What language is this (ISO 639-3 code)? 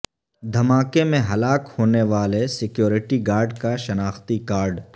urd